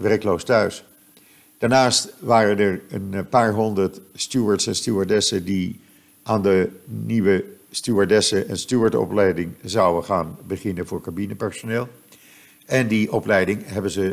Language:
Dutch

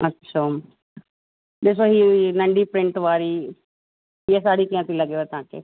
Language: Sindhi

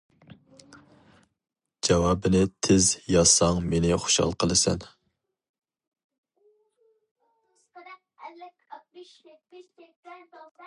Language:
Uyghur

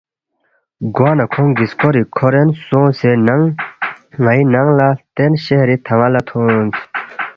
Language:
Balti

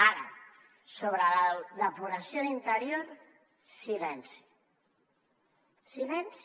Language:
Catalan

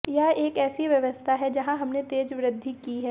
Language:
Hindi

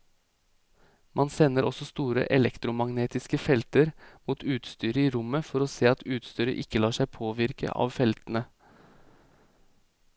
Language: Norwegian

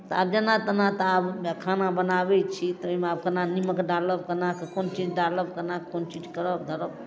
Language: Maithili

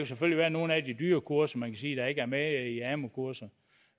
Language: Danish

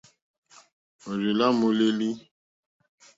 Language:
Mokpwe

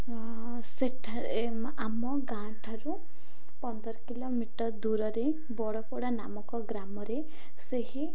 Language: Odia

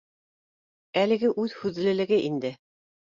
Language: Bashkir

